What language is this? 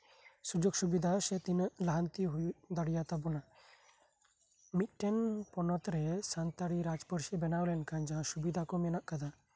Santali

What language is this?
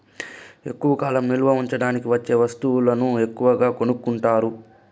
Telugu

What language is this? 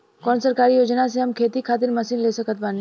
Bhojpuri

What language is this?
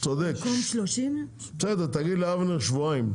Hebrew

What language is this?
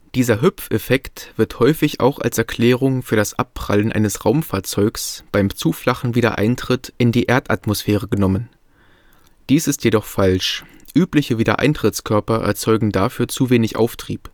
German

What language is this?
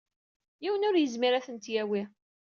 Kabyle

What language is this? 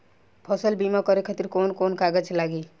Bhojpuri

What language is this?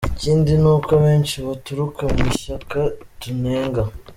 Kinyarwanda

